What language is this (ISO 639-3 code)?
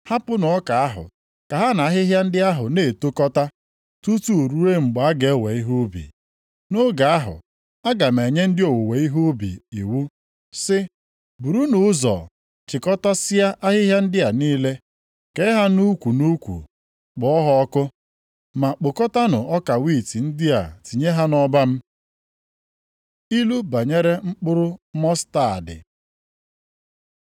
ibo